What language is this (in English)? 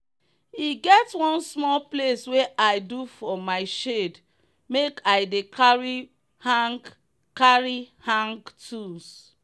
Nigerian Pidgin